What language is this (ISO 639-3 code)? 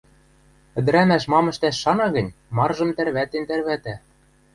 mrj